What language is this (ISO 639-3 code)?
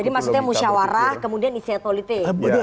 ind